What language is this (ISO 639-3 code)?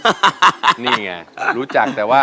tha